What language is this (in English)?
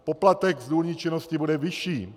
Czech